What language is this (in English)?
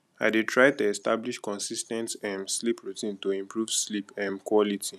Nigerian Pidgin